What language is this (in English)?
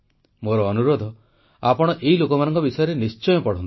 Odia